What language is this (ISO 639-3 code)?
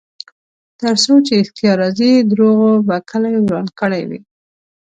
pus